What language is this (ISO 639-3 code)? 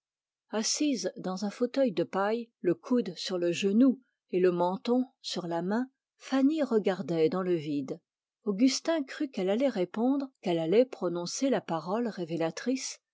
fra